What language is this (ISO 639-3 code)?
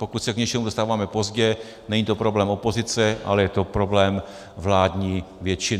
ces